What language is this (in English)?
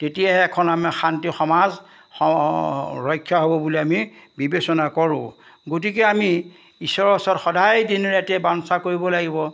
Assamese